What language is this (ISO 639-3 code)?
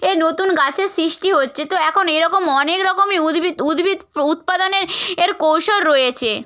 ben